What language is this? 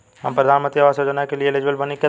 Bhojpuri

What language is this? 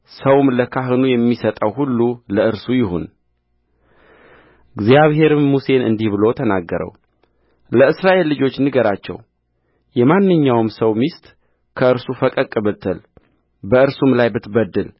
Amharic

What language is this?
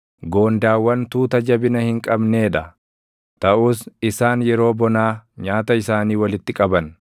Oromo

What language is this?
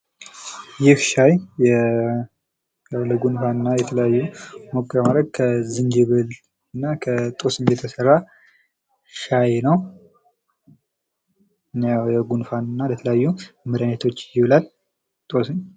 Amharic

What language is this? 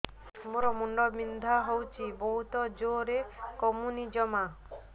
Odia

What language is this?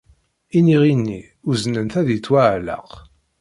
Kabyle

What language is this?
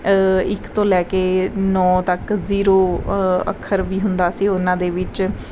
Punjabi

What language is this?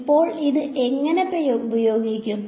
Malayalam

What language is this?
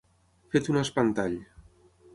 Catalan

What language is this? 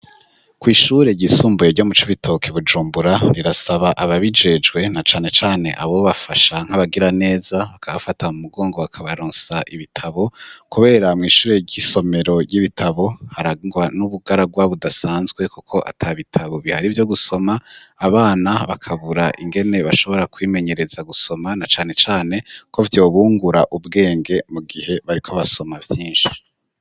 Rundi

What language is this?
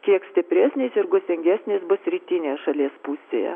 Lithuanian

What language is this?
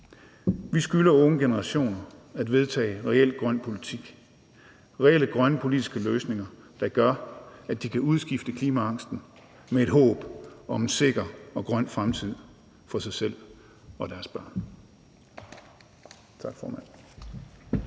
Danish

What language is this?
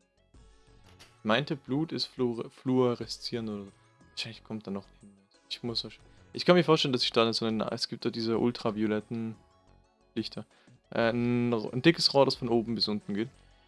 German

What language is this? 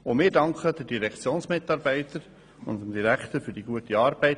Swiss German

